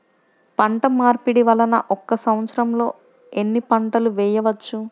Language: Telugu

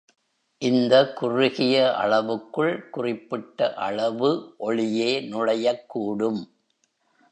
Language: Tamil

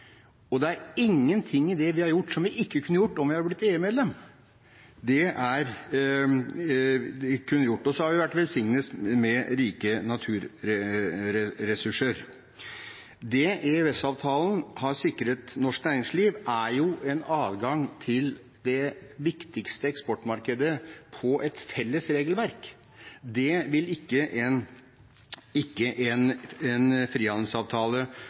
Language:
Norwegian Bokmål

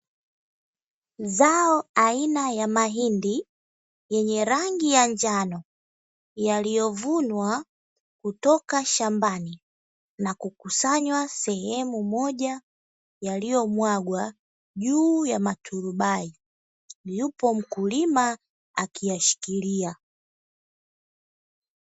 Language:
Swahili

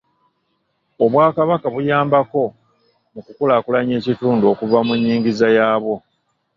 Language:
Ganda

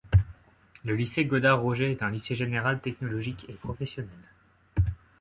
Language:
French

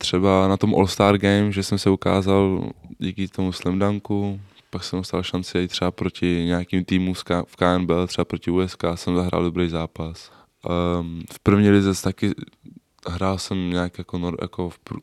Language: Czech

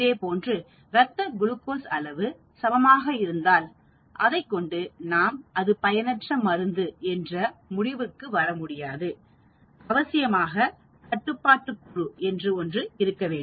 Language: Tamil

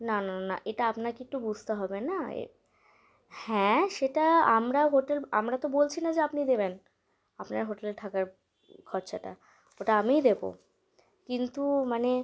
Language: Bangla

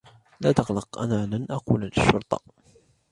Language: Arabic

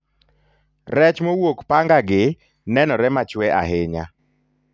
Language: Luo (Kenya and Tanzania)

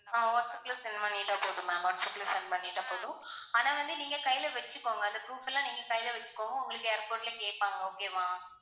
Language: Tamil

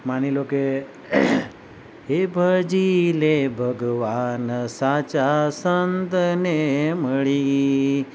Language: Gujarati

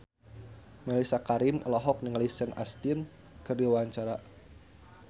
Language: Sundanese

